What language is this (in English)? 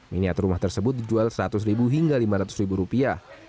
Indonesian